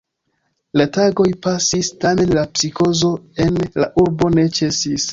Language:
Esperanto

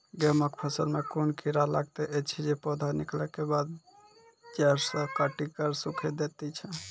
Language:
Maithili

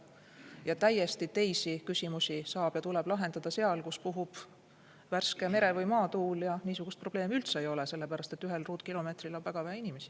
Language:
Estonian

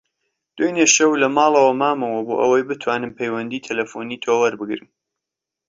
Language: Central Kurdish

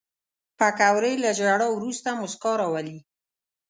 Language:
Pashto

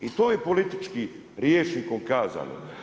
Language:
Croatian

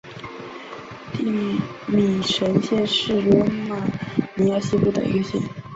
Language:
Chinese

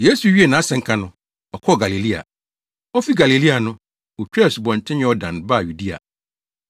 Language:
Akan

